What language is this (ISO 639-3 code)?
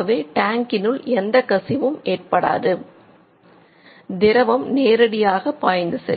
tam